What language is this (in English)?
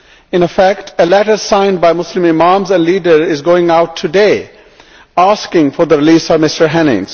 English